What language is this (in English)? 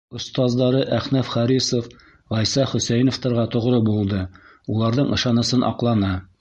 Bashkir